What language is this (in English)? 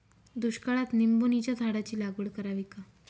Marathi